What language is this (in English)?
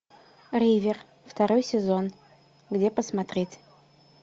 Russian